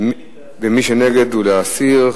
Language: Hebrew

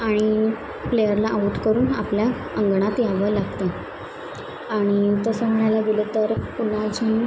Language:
Marathi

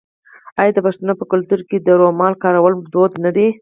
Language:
Pashto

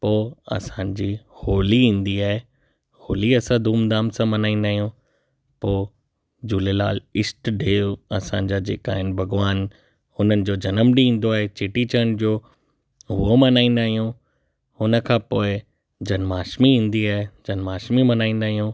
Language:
Sindhi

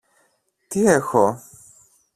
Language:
Greek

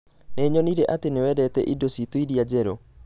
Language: Kikuyu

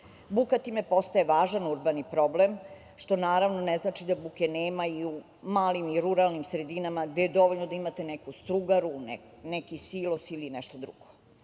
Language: Serbian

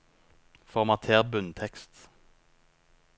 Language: Norwegian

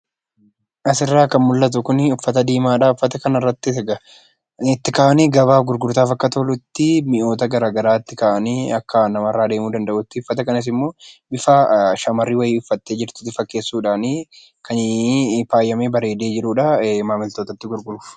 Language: Oromo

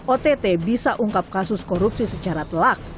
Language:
Indonesian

